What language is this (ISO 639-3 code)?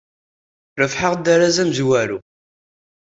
kab